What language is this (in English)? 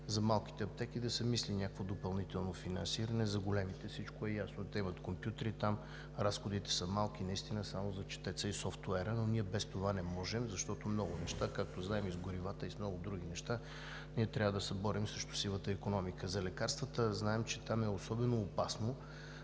Bulgarian